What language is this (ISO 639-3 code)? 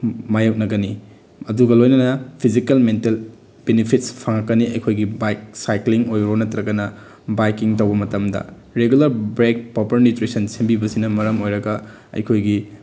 mni